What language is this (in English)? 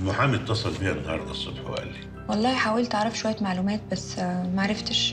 Arabic